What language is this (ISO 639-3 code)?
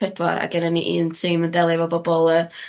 cym